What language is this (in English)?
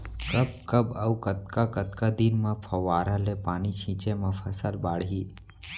Chhattisgarhi